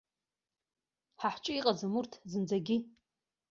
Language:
Abkhazian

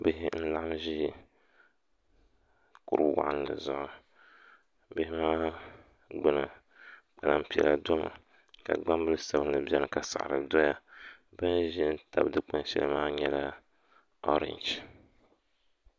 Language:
Dagbani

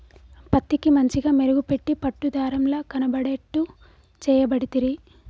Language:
Telugu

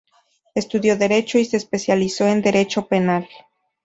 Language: Spanish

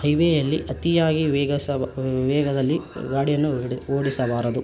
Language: Kannada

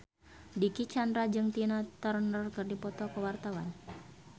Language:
Sundanese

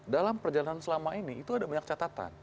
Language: Indonesian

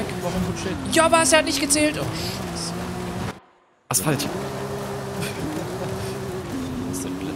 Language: German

